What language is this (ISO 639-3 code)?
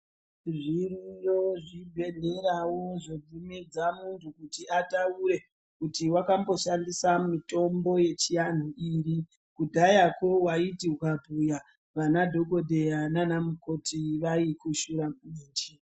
ndc